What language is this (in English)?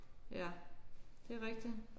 Danish